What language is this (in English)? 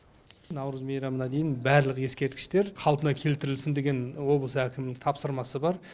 Kazakh